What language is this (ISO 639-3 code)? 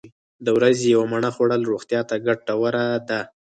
pus